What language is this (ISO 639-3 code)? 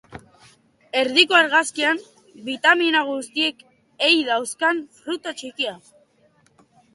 eus